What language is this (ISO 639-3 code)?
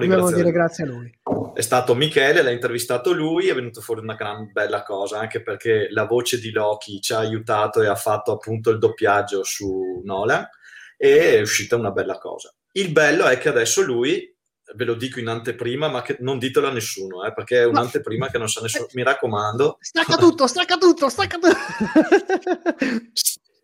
ita